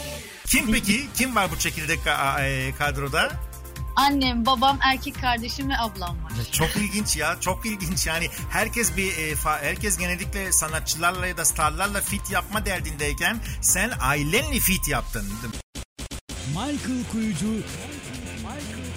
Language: Turkish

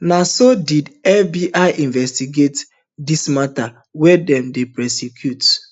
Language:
Nigerian Pidgin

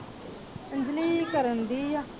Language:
Punjabi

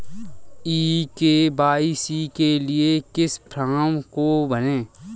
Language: Hindi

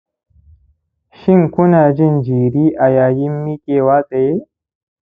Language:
Hausa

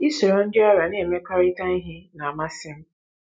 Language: Igbo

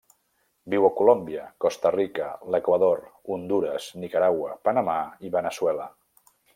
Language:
Catalan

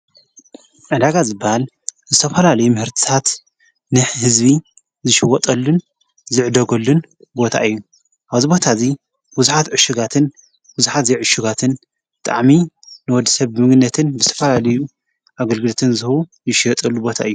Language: Tigrinya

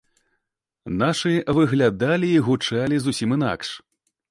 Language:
Belarusian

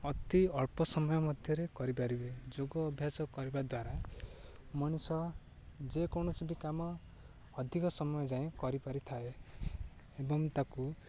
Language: Odia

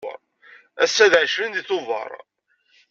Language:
Kabyle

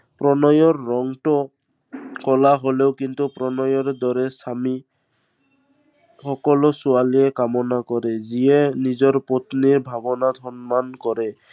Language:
Assamese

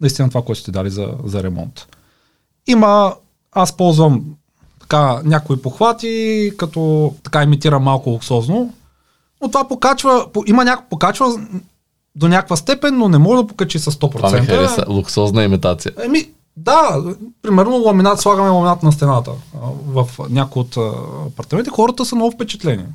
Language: Bulgarian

